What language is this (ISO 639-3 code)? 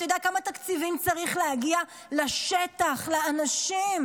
heb